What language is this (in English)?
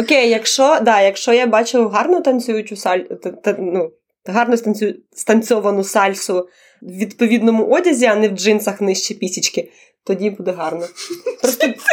Ukrainian